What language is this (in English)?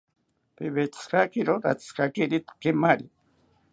South Ucayali Ashéninka